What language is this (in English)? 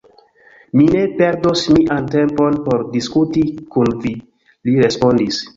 Esperanto